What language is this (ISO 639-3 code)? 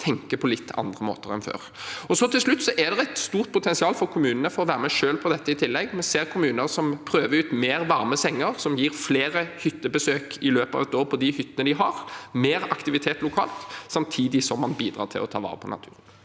nor